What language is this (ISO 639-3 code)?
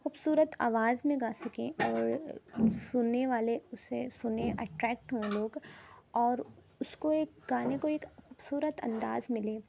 urd